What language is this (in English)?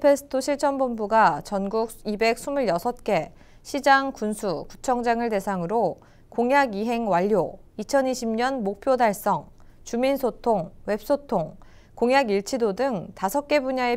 Korean